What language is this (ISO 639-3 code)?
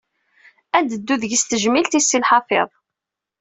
kab